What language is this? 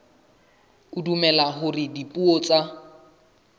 Southern Sotho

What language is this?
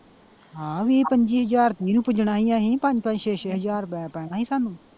Punjabi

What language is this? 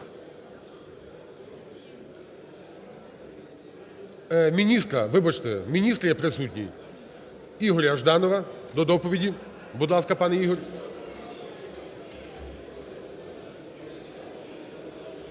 Ukrainian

